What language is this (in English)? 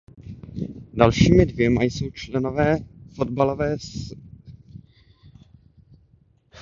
Czech